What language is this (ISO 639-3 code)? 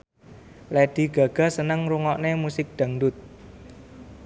jav